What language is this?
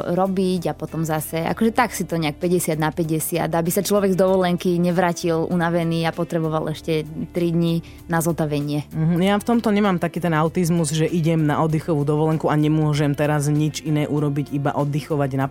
Slovak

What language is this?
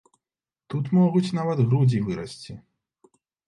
Belarusian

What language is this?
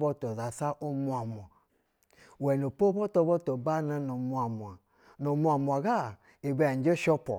Basa (Nigeria)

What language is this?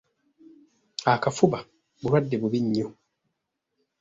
Ganda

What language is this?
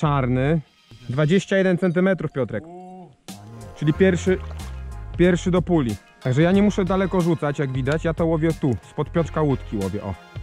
Polish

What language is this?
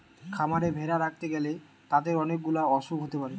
Bangla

